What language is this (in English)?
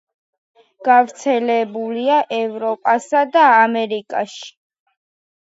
Georgian